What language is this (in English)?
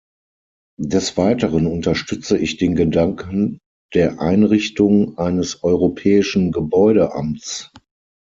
German